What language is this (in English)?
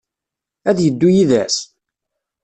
Kabyle